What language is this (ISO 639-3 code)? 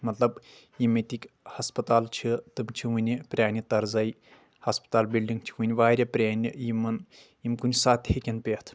kas